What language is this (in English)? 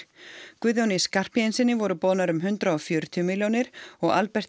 Icelandic